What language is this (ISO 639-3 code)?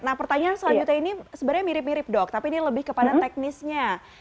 ind